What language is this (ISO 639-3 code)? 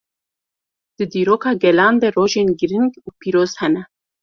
kur